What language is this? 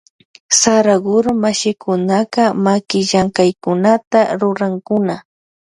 Loja Highland Quichua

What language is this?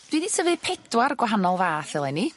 Welsh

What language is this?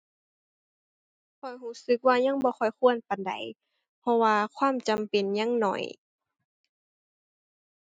Thai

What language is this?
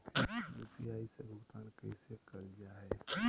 Magahi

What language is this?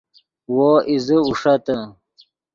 Yidgha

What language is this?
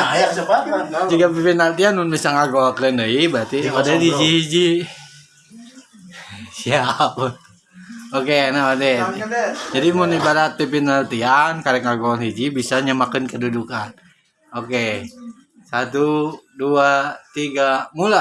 Indonesian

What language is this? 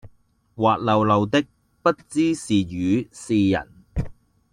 Cantonese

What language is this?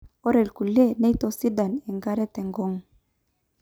Masai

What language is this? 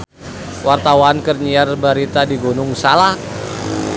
Sundanese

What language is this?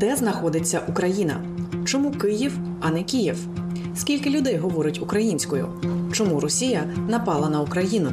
Ukrainian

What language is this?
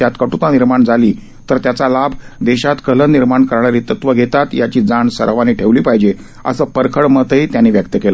Marathi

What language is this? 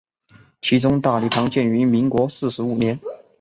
Chinese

